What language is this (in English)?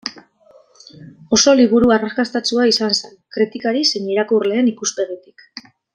Basque